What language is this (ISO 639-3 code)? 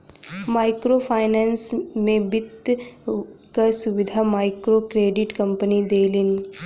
bho